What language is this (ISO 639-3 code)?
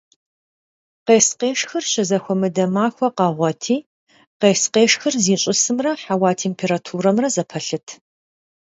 kbd